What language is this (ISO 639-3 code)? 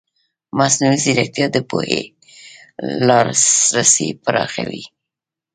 pus